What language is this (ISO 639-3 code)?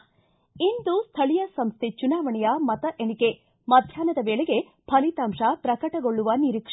kan